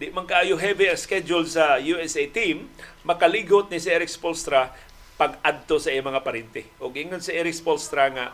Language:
Filipino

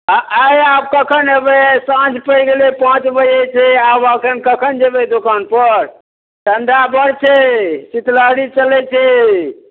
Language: Maithili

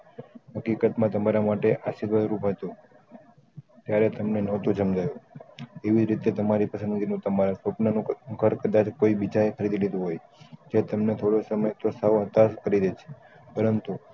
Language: Gujarati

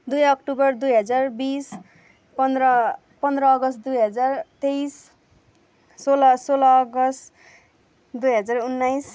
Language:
Nepali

